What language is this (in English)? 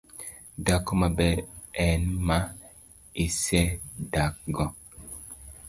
Luo (Kenya and Tanzania)